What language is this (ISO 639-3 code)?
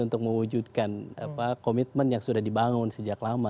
ind